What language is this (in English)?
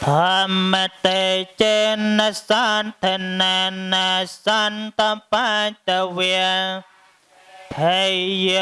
Vietnamese